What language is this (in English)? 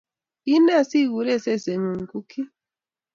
Kalenjin